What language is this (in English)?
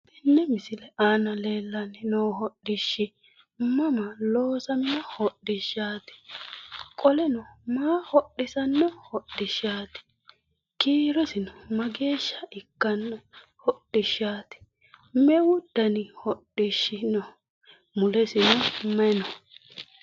Sidamo